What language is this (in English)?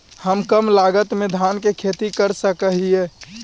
Magahi